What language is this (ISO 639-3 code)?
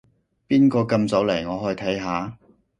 yue